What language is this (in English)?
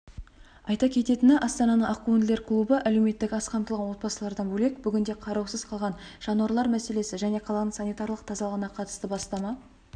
Kazakh